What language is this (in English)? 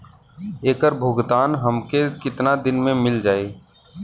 Bhojpuri